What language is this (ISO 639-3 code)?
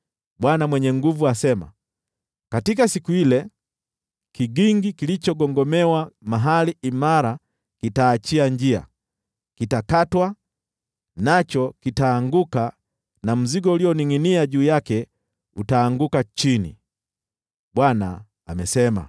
swa